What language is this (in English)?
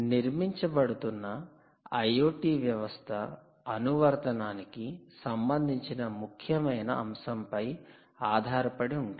Telugu